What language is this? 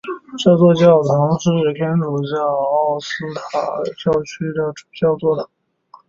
Chinese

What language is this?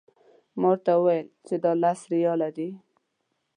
Pashto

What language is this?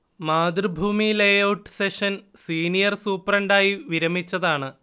Malayalam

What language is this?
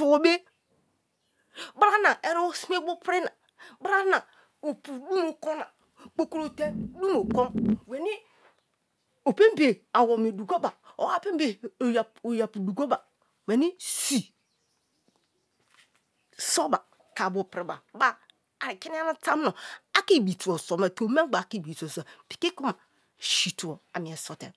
Kalabari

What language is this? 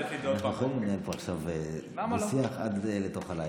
Hebrew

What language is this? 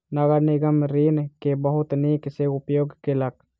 Maithili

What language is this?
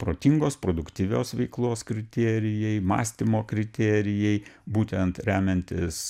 Lithuanian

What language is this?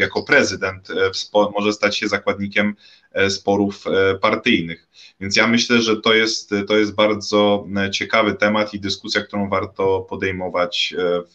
Polish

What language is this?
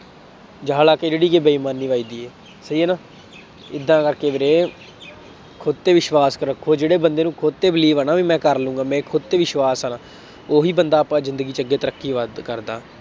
Punjabi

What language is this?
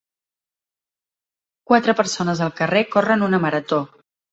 Catalan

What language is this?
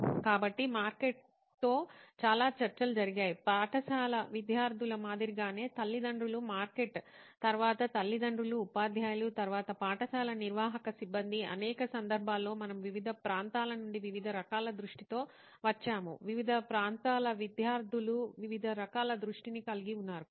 Telugu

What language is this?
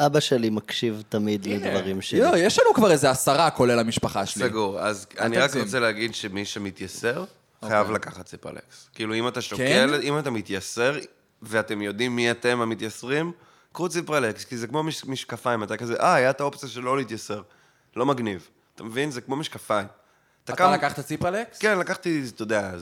Hebrew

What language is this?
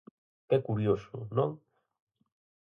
Galician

